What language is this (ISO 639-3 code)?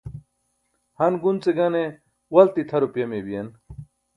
bsk